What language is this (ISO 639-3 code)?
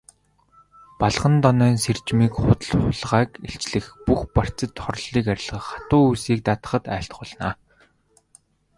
mon